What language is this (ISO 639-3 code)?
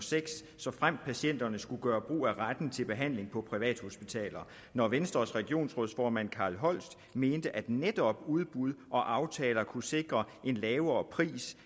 dan